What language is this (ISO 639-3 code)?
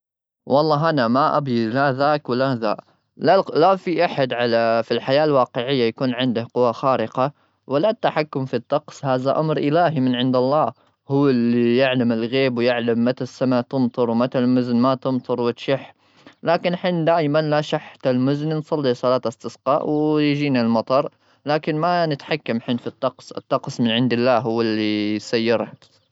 afb